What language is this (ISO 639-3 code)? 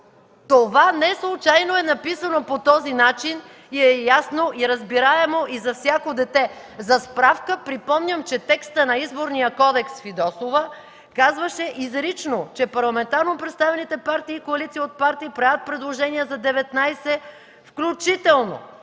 bul